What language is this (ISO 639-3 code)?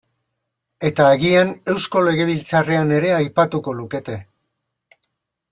eus